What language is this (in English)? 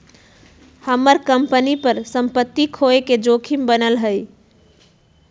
Magahi